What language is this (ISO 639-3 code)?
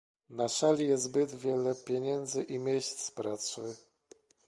pol